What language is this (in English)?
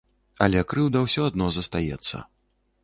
Belarusian